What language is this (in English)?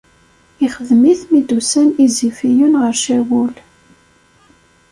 Kabyle